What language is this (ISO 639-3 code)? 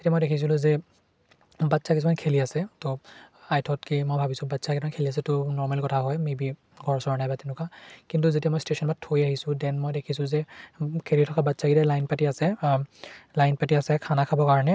asm